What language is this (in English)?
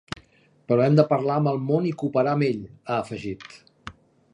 Catalan